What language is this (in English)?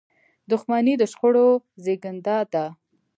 Pashto